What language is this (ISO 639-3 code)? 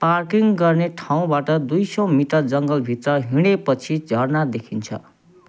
nep